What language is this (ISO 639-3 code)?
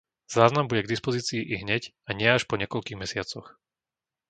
slk